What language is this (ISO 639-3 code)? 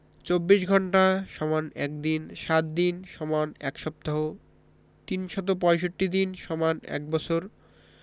ben